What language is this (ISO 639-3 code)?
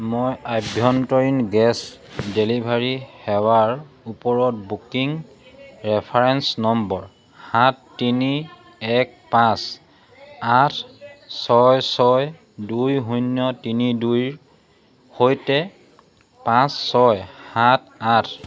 asm